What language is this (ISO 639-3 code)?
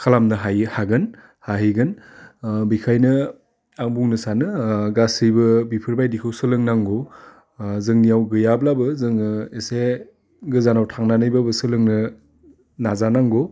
brx